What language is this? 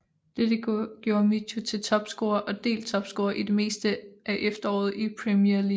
Danish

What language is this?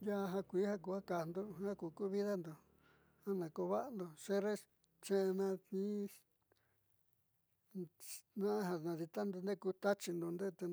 Southeastern Nochixtlán Mixtec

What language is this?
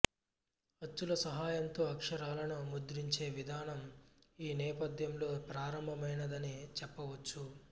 Telugu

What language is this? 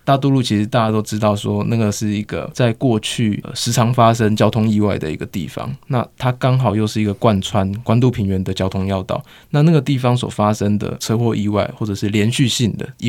Chinese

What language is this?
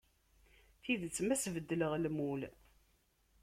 Kabyle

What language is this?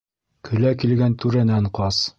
Bashkir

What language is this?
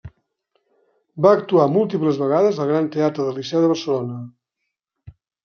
Catalan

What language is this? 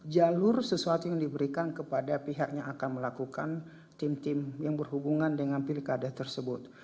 Indonesian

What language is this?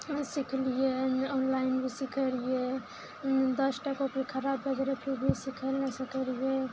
Maithili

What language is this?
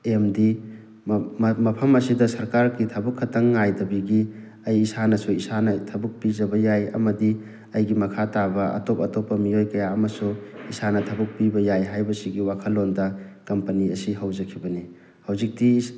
Manipuri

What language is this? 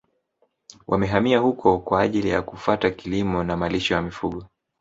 Swahili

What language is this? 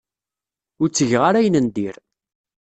Kabyle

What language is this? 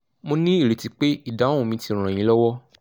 Yoruba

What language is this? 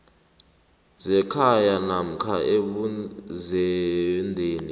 South Ndebele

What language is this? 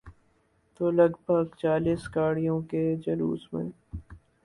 Urdu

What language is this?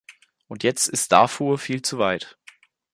German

